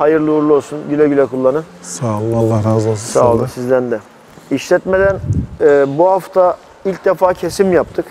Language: Turkish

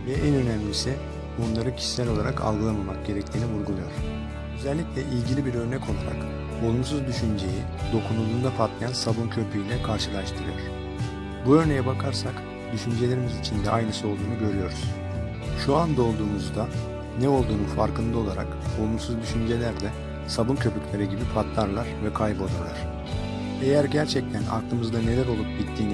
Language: Turkish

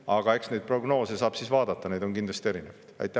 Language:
Estonian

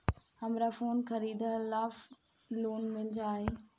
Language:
Bhojpuri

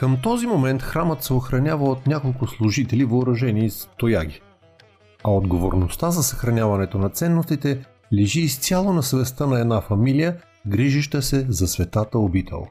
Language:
Bulgarian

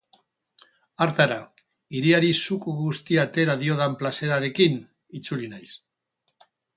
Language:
Basque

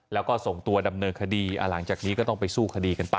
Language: Thai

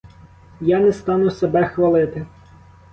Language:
Ukrainian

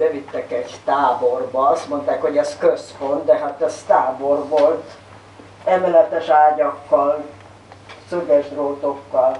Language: Hungarian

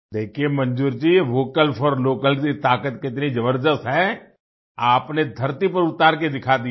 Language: Hindi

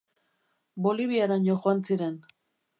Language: Basque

